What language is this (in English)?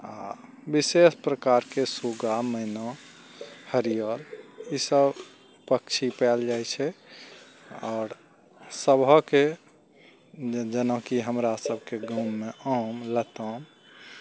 Maithili